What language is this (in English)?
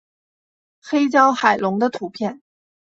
Chinese